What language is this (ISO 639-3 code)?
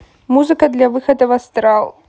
rus